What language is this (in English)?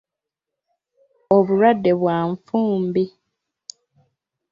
Ganda